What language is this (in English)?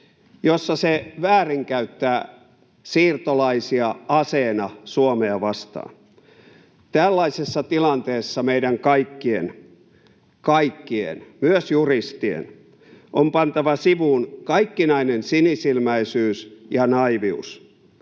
Finnish